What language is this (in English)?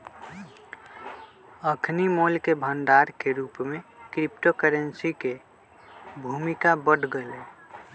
Magahi